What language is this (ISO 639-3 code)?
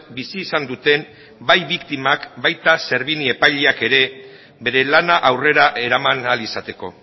eus